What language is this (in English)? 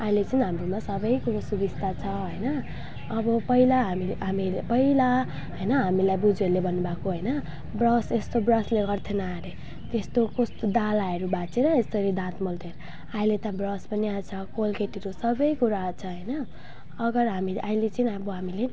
Nepali